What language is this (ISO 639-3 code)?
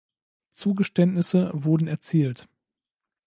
deu